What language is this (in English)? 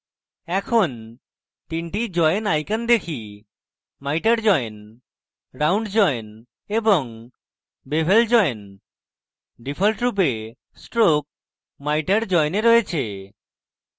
Bangla